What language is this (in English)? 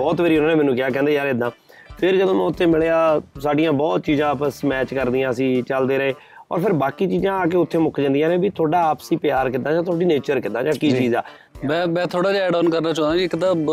Punjabi